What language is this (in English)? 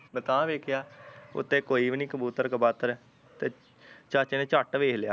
Punjabi